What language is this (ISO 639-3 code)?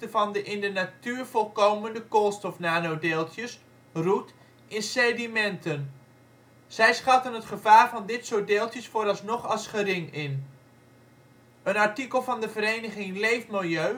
nld